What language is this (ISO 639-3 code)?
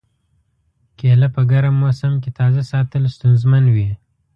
pus